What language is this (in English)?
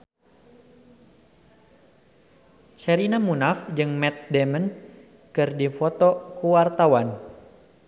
Sundanese